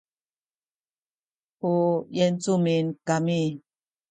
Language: Sakizaya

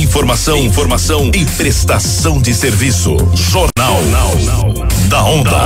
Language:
Portuguese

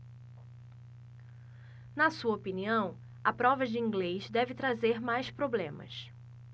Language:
Portuguese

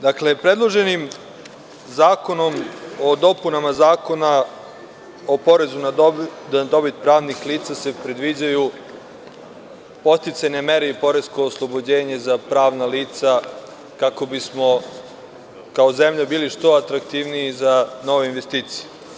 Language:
Serbian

